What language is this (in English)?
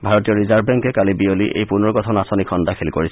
Assamese